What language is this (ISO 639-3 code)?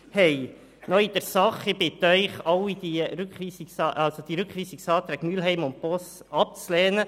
gsw